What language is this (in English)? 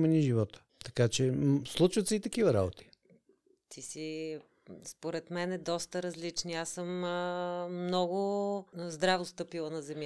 Bulgarian